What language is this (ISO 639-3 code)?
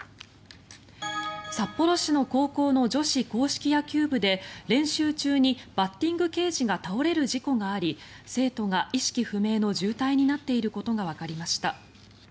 jpn